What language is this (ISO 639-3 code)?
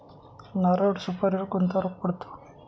mar